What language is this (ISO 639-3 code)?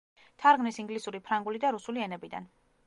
kat